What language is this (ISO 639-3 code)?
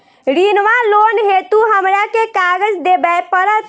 mai